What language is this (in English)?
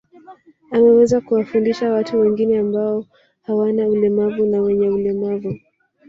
Swahili